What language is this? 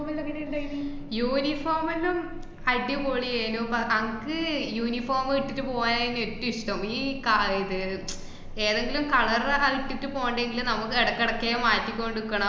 Malayalam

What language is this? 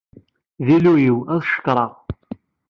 Kabyle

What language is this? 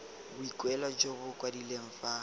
Tswana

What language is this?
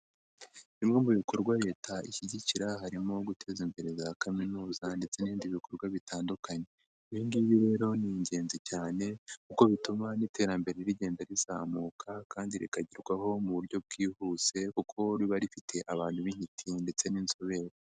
Kinyarwanda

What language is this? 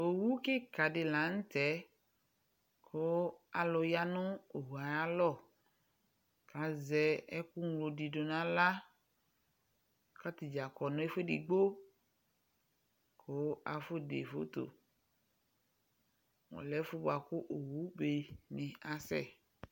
Ikposo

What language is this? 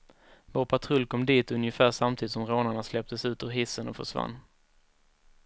Swedish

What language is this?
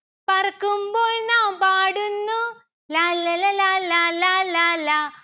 Malayalam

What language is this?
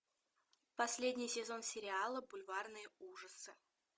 Russian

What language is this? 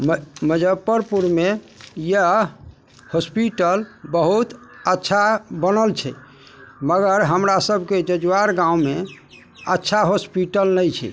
Maithili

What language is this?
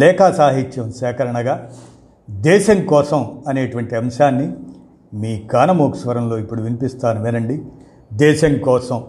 Telugu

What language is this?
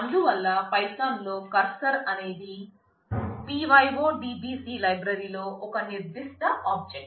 Telugu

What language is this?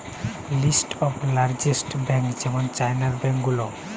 Bangla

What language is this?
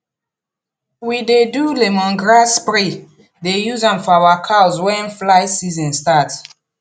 Nigerian Pidgin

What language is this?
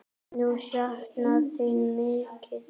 Icelandic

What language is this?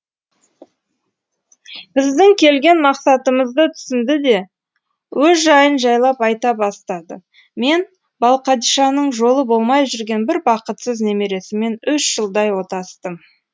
Kazakh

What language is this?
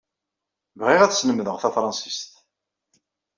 Kabyle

